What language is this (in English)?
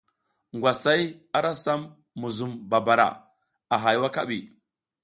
South Giziga